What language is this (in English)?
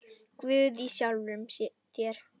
Icelandic